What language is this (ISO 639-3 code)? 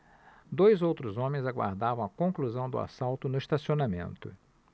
por